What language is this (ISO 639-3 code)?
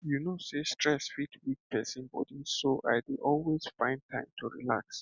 pcm